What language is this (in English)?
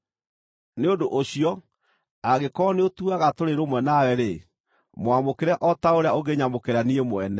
Kikuyu